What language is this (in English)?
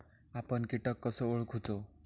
Marathi